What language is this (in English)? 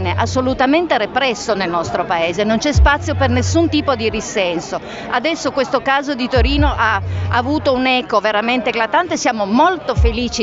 Italian